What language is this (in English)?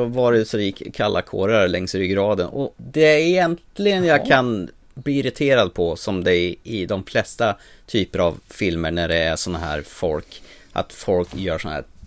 Swedish